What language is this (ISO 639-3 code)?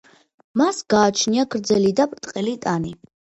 kat